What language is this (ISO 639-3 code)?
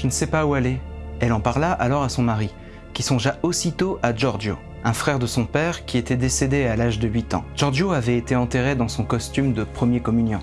fra